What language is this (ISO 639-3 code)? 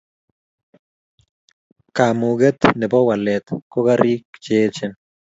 kln